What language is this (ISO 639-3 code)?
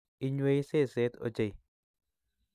kln